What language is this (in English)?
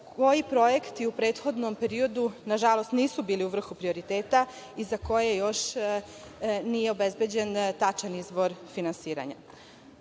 Serbian